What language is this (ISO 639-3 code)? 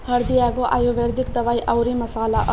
bho